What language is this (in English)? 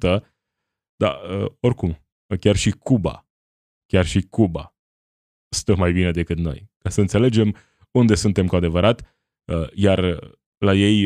Romanian